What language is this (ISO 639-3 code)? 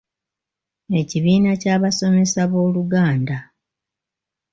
lug